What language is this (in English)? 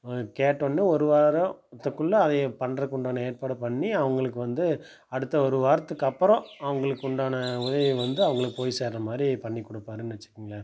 Tamil